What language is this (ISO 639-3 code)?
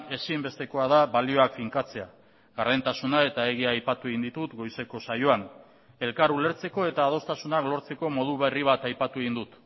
eus